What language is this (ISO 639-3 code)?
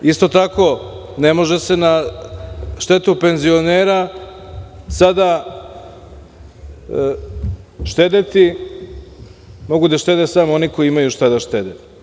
srp